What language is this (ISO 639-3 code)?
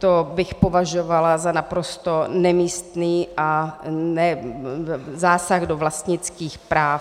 ces